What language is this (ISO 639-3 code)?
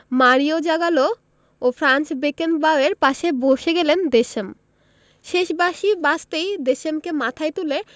ben